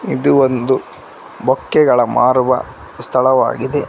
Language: Kannada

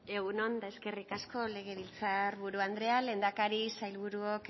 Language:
Basque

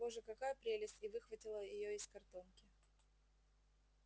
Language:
Russian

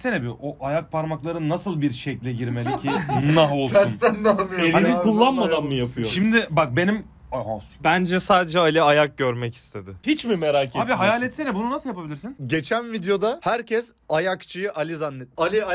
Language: Turkish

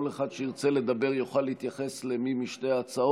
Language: Hebrew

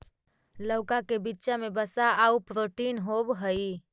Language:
Magahi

